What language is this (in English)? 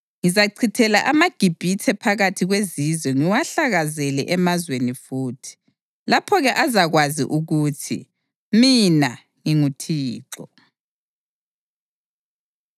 North Ndebele